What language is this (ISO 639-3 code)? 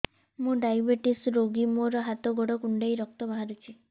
ori